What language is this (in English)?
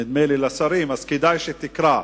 Hebrew